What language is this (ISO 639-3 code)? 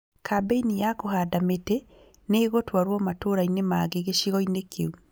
kik